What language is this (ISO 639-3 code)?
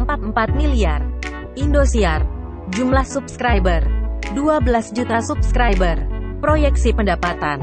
ind